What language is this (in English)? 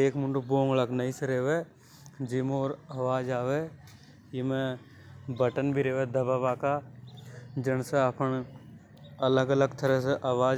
Hadothi